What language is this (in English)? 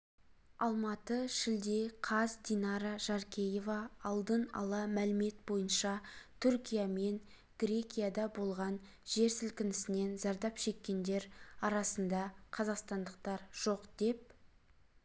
Kazakh